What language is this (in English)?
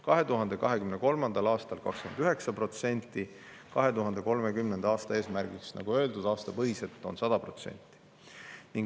Estonian